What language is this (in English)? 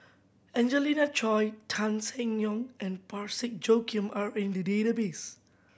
English